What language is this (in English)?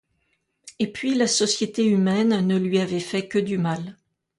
French